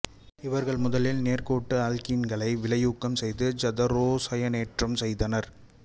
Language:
Tamil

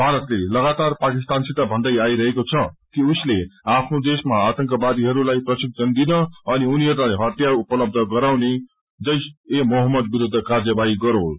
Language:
Nepali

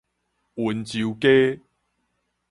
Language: Min Nan Chinese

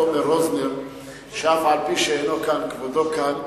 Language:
Hebrew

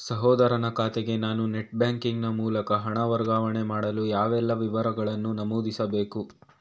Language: Kannada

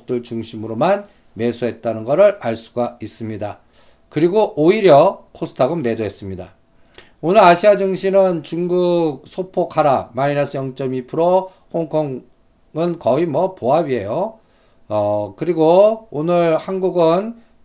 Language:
Korean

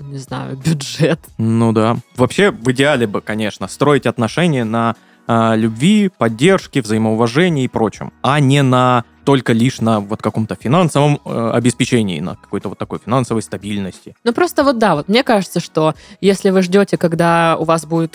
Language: Russian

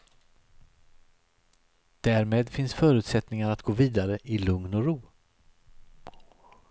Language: Swedish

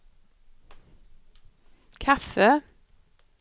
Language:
Swedish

